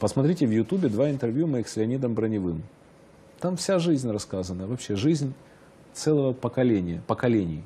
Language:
Russian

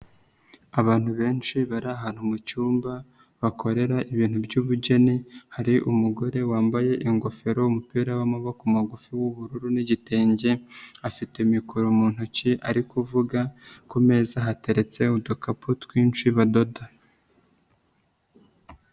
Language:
Kinyarwanda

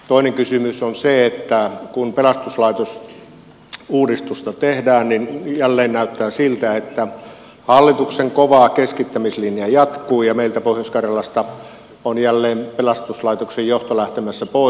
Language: Finnish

